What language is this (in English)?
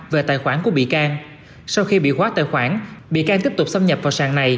Vietnamese